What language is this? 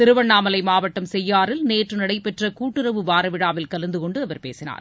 Tamil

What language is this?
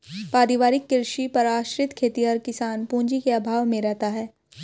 Hindi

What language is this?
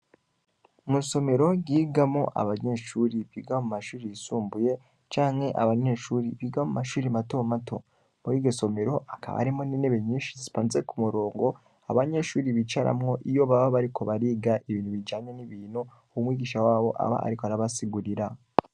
Rundi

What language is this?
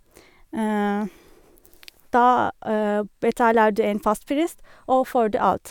Norwegian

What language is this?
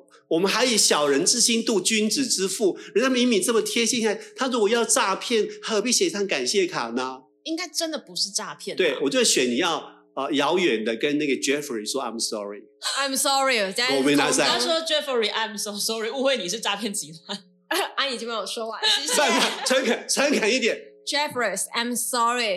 Chinese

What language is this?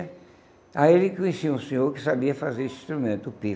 Portuguese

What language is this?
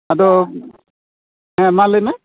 Santali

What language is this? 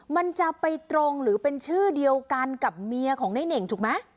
Thai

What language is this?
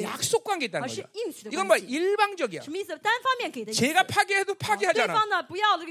Korean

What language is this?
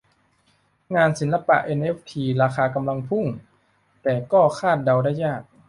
Thai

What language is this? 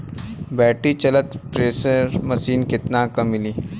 Bhojpuri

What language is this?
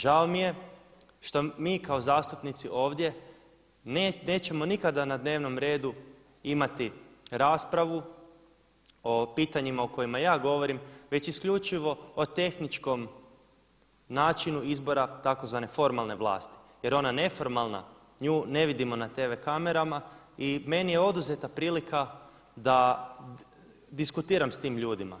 Croatian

